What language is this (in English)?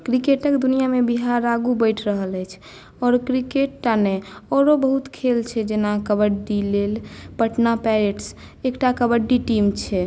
Maithili